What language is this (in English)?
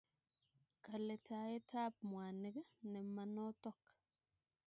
Kalenjin